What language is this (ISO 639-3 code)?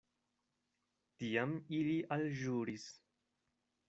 epo